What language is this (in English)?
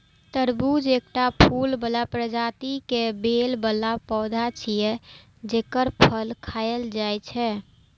Maithili